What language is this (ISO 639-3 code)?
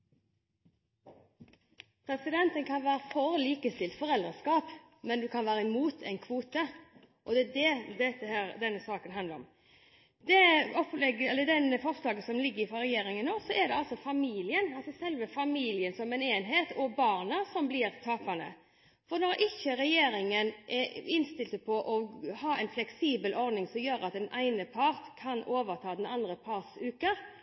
nor